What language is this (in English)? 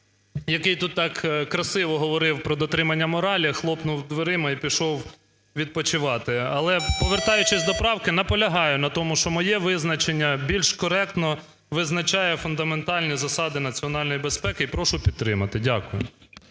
Ukrainian